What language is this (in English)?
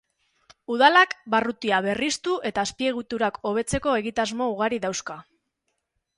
Basque